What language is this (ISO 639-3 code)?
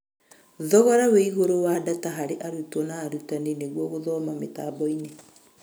kik